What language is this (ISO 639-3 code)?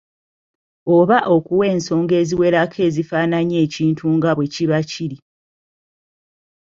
lug